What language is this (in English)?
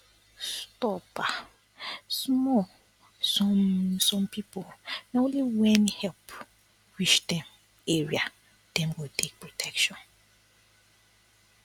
Nigerian Pidgin